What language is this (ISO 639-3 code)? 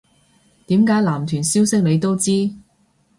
yue